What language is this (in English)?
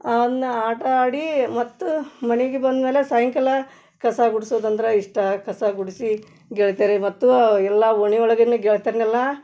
Kannada